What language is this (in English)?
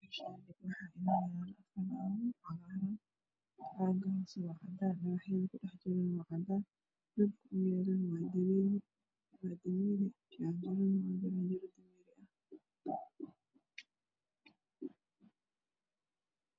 Somali